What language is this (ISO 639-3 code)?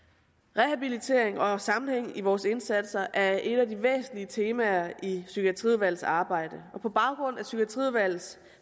dan